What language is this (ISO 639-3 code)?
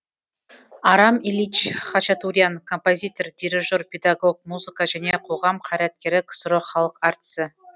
kaz